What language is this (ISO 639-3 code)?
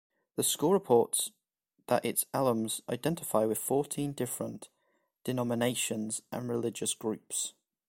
eng